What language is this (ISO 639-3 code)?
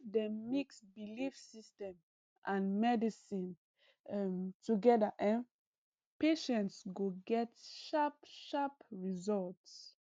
pcm